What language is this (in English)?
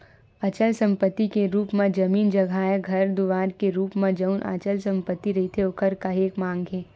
Chhattisgarhi